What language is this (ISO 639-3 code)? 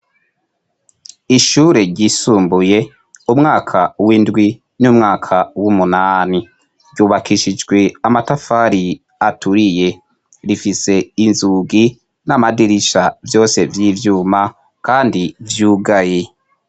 run